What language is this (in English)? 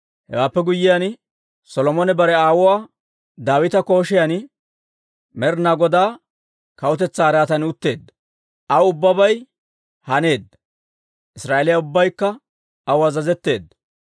Dawro